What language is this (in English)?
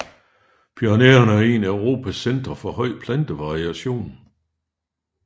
Danish